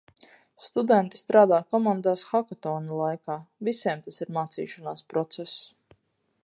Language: Latvian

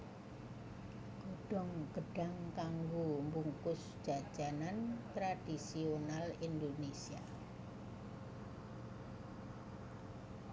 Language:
Javanese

